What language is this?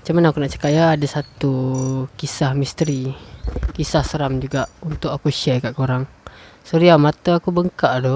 Malay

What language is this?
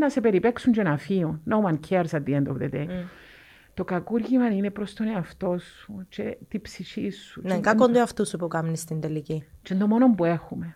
Greek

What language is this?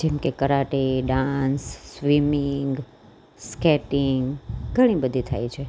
Gujarati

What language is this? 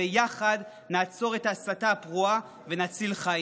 Hebrew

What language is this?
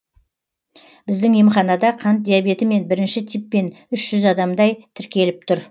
Kazakh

